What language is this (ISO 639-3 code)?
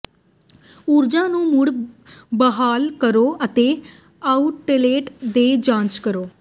pan